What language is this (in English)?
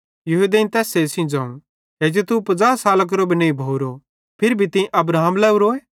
Bhadrawahi